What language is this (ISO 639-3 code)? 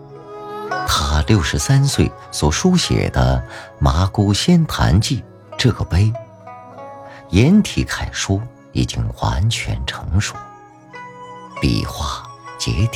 zho